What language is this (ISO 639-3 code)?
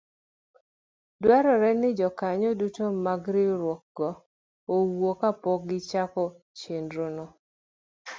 luo